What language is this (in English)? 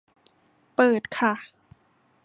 Thai